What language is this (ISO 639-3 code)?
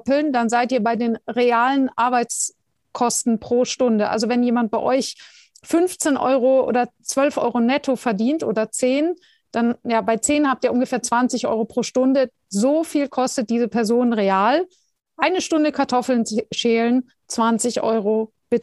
deu